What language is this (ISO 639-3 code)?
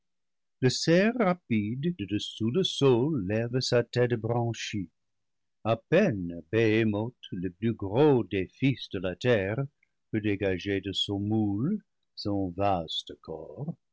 fra